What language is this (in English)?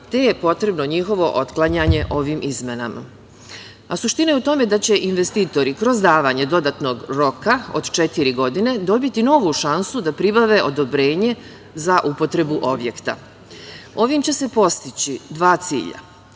Serbian